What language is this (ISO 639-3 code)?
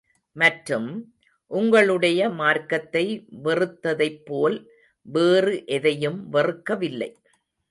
tam